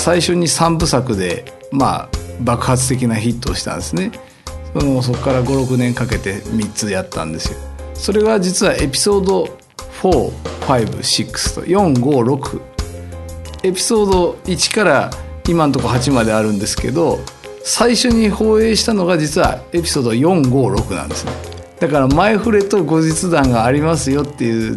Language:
Japanese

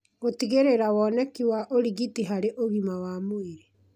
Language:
Kikuyu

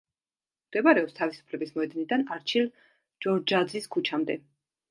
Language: Georgian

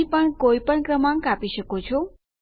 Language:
Gujarati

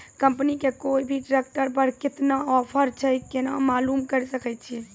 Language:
Maithili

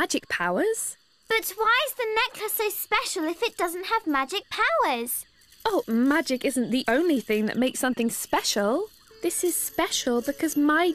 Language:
English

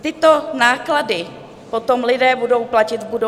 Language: Czech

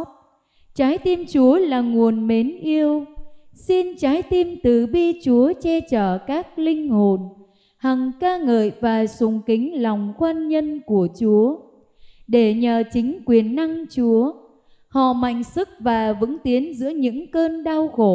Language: Vietnamese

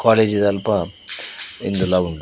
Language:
Tulu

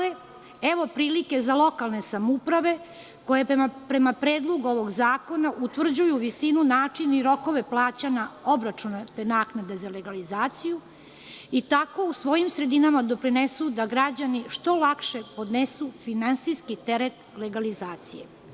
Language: Serbian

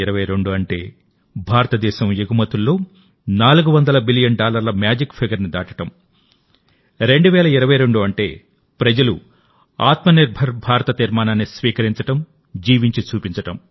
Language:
Telugu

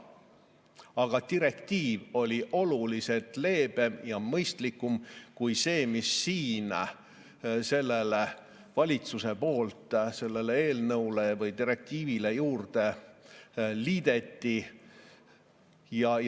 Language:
Estonian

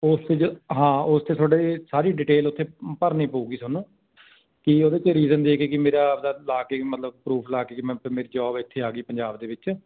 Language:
Punjabi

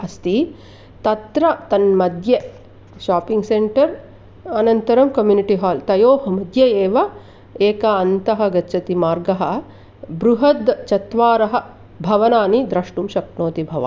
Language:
Sanskrit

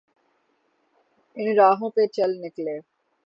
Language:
Urdu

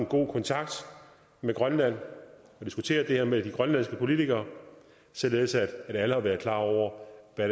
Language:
Danish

